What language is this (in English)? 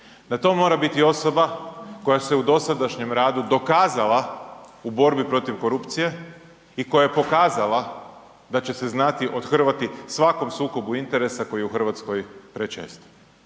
Croatian